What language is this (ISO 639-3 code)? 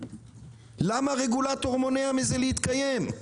heb